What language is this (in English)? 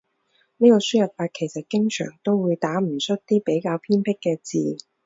Cantonese